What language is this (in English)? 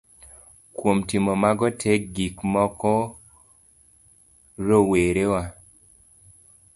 Luo (Kenya and Tanzania)